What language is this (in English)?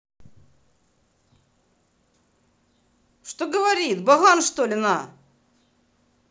Russian